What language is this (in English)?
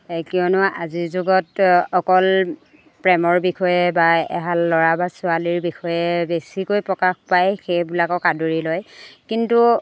Assamese